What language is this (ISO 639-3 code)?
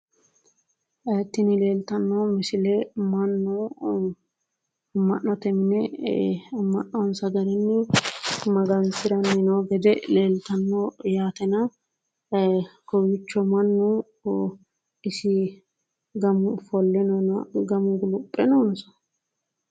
sid